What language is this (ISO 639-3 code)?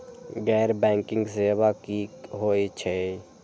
mai